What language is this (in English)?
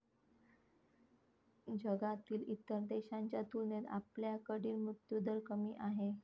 Marathi